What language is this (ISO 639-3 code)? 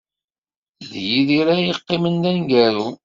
kab